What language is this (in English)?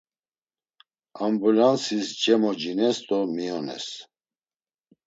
Laz